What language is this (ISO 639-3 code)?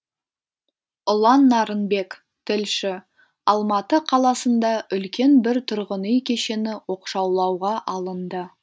kaz